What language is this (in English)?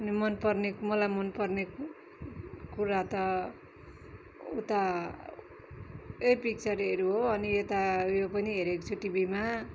Nepali